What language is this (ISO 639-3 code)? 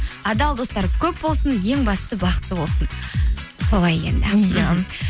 kaz